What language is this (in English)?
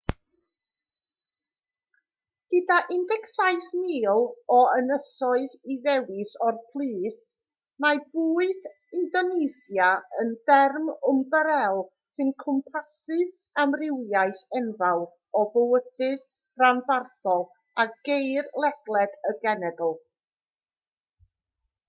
Welsh